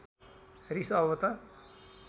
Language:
Nepali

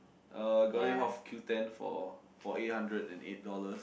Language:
English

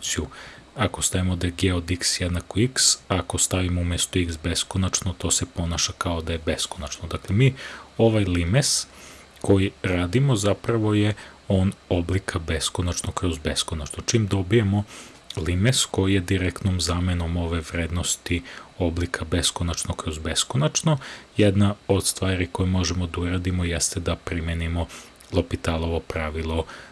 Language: Serbian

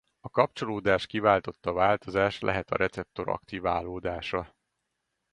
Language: Hungarian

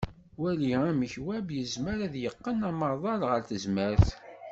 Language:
Kabyle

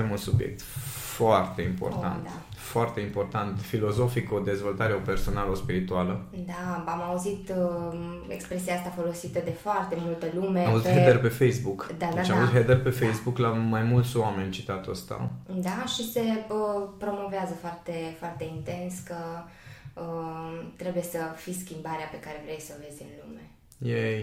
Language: Romanian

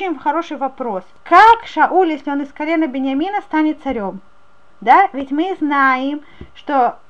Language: Russian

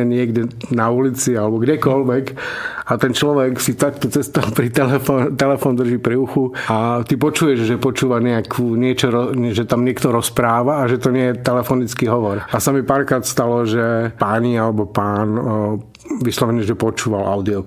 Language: Czech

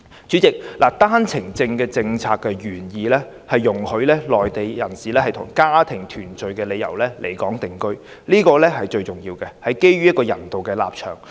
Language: Cantonese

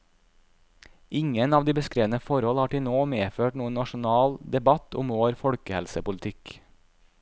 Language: Norwegian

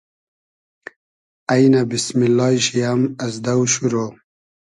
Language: Hazaragi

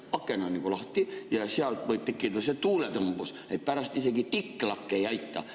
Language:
Estonian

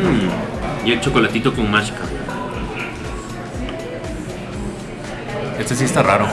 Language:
Spanish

